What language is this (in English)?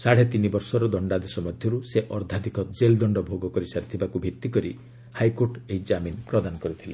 Odia